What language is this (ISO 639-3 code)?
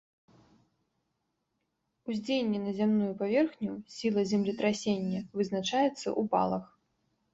bel